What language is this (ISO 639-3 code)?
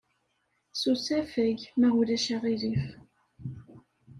kab